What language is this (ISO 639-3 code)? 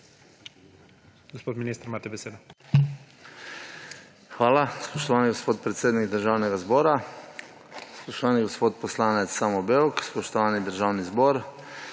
slv